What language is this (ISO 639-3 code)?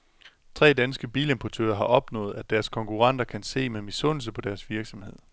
dan